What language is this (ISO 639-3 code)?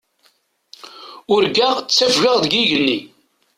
kab